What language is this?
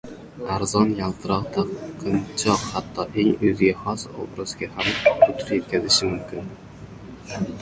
Uzbek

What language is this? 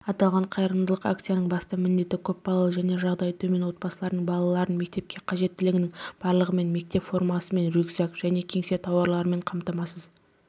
Kazakh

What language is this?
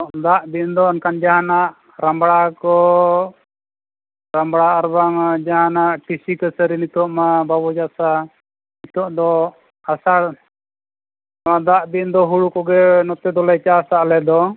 Santali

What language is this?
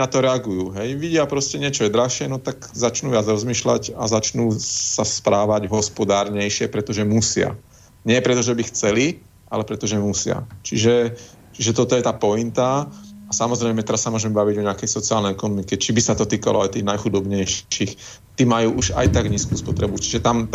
Slovak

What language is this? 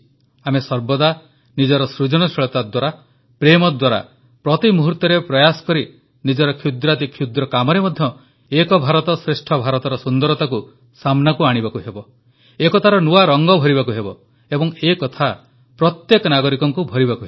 Odia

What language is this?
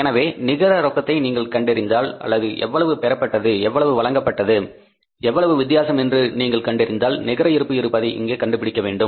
Tamil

